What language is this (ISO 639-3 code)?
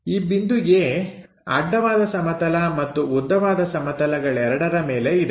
kan